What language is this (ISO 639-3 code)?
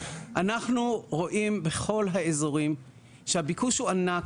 heb